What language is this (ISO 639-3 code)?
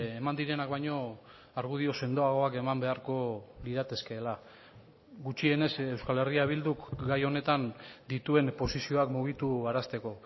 eus